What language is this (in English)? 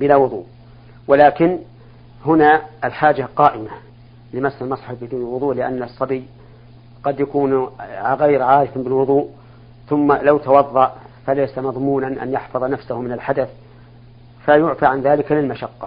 Arabic